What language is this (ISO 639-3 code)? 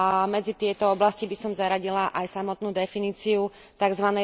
slk